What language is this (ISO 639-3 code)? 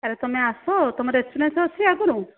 ori